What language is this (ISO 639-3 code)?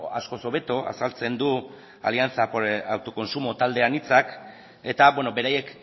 eus